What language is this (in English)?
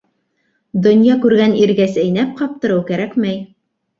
Bashkir